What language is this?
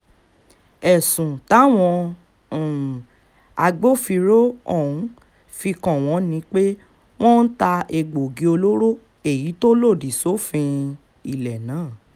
Yoruba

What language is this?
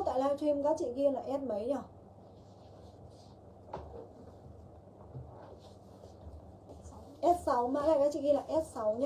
Vietnamese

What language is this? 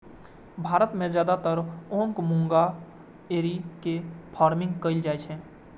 Maithili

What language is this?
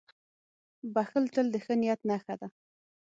Pashto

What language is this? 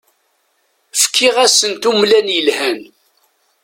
Kabyle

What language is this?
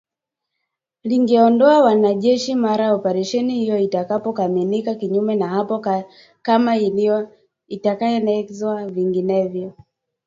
Swahili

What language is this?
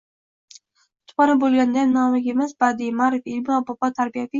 Uzbek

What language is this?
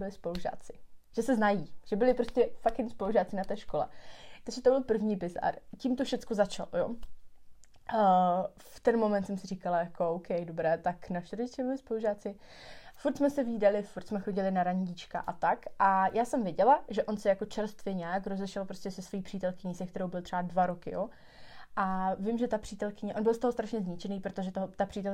Czech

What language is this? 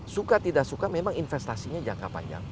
Indonesian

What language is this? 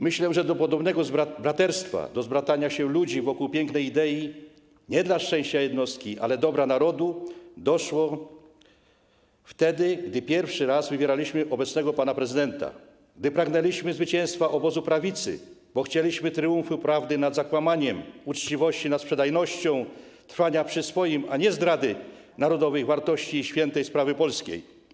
Polish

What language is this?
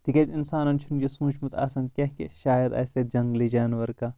Kashmiri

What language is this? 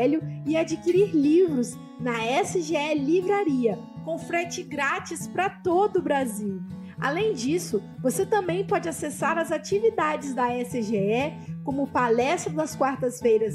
Portuguese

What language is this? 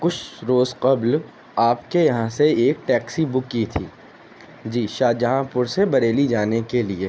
Urdu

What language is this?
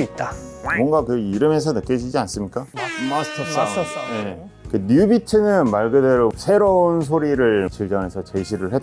Korean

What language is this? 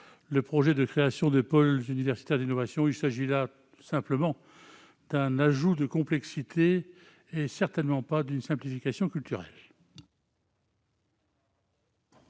French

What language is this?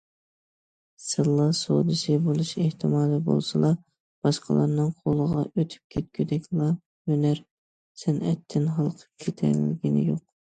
Uyghur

